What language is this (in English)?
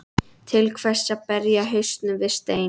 Icelandic